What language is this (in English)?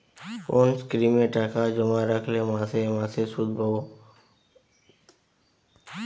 Bangla